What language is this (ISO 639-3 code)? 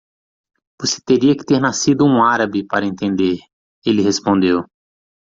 por